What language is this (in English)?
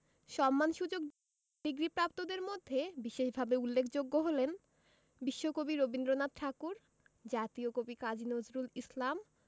Bangla